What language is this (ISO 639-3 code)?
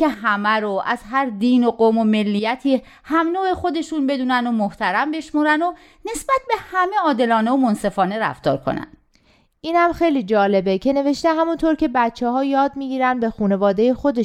fas